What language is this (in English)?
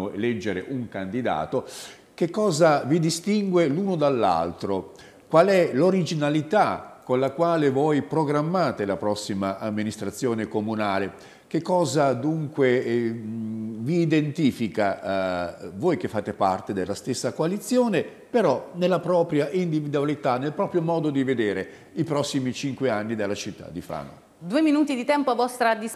Italian